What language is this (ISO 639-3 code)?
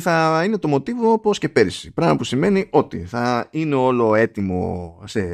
ell